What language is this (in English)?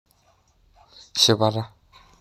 Masai